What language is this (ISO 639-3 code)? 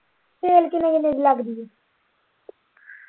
pan